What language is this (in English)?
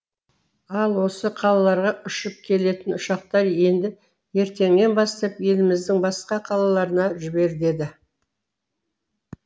Kazakh